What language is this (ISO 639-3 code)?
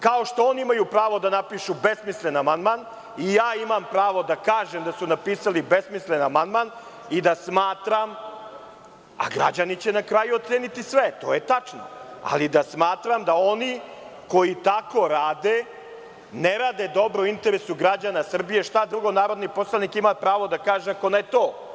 srp